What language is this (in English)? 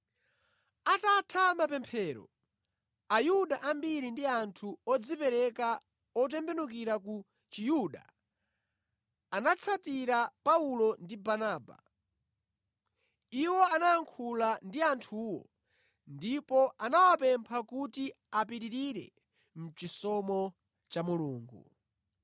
Nyanja